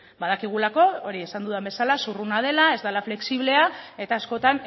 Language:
Basque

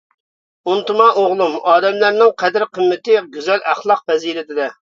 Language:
Uyghur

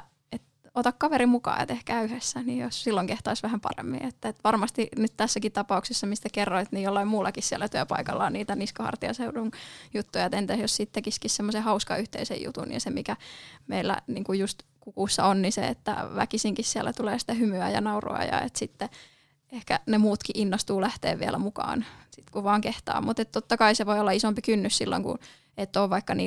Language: Finnish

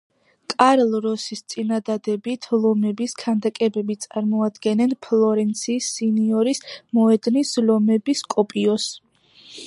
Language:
Georgian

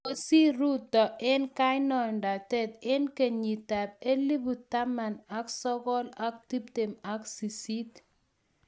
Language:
Kalenjin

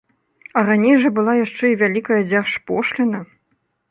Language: Belarusian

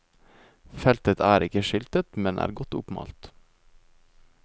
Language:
Norwegian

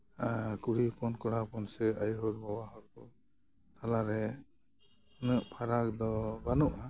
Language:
Santali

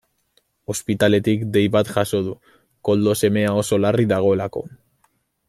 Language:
Basque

